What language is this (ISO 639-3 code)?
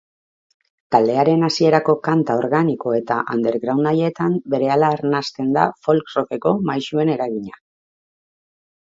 eus